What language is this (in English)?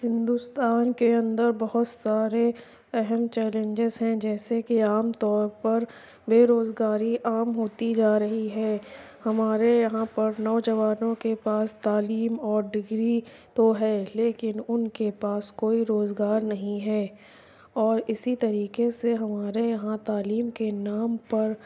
Urdu